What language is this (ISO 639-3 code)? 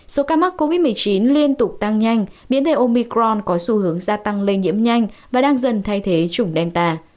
vie